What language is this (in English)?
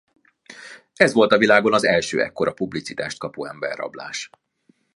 Hungarian